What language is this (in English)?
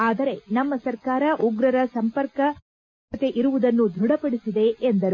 Kannada